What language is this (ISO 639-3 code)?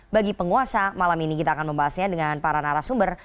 ind